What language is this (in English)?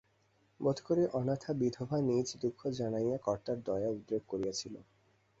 Bangla